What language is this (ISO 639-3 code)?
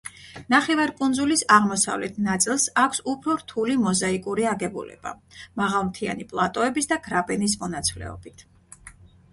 kat